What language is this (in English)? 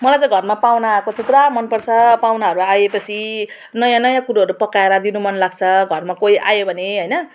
Nepali